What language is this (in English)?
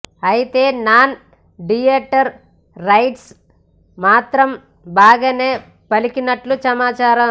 Telugu